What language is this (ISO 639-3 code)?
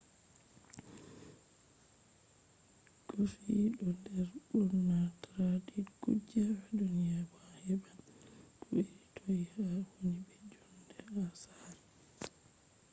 ful